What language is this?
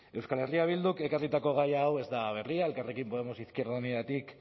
Basque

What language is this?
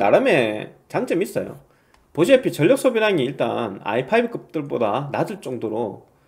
Korean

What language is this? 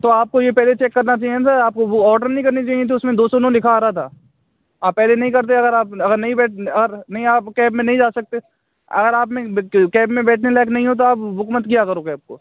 Hindi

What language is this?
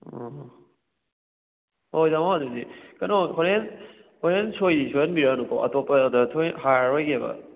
Manipuri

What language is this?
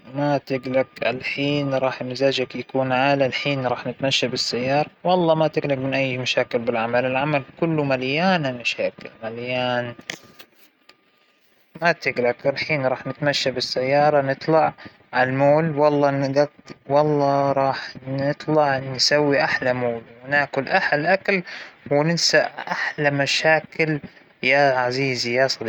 Hijazi Arabic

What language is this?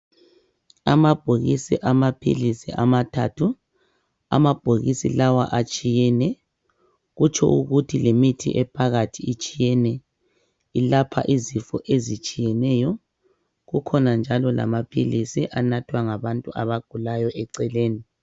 North Ndebele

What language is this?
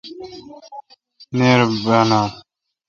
Kalkoti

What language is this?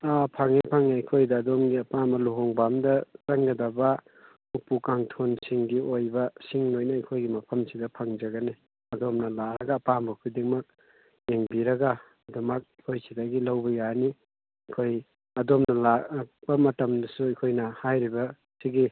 Manipuri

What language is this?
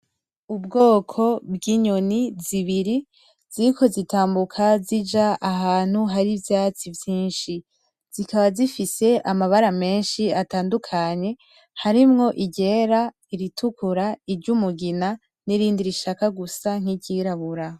Rundi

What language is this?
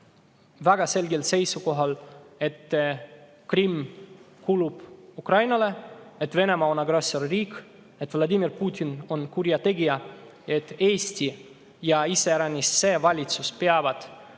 Estonian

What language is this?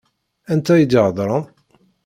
Kabyle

